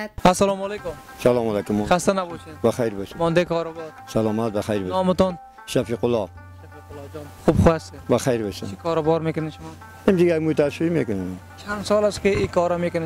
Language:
Persian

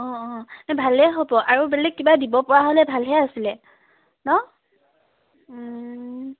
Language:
Assamese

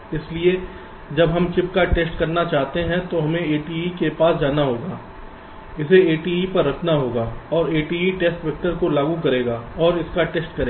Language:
Hindi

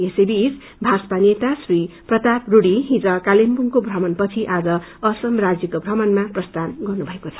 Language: Nepali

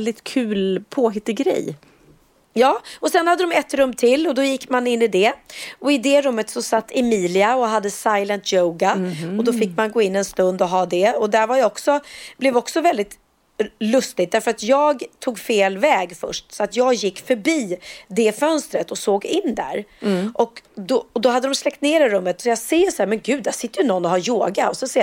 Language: Swedish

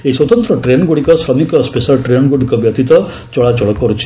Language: Odia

